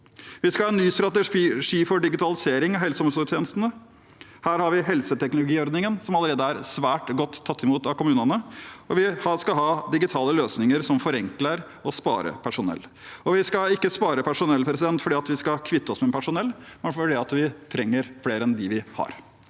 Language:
Norwegian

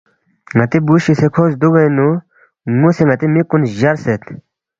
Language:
Balti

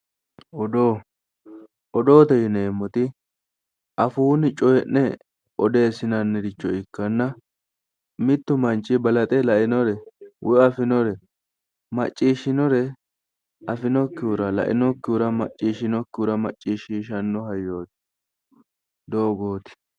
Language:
Sidamo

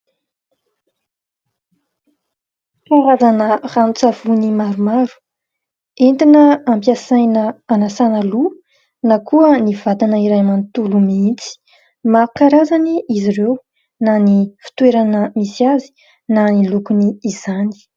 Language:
Malagasy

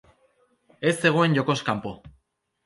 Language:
Basque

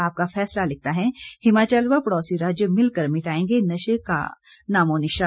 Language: Hindi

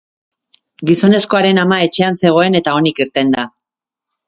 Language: Basque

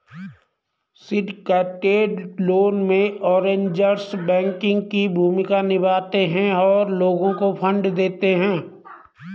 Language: Hindi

